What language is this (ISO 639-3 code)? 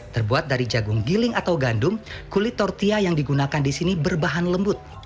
ind